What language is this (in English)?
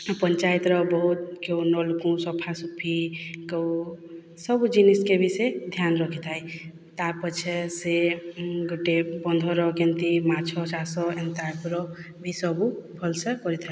Odia